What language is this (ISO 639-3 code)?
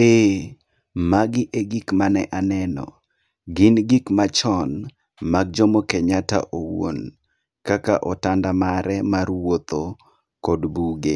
luo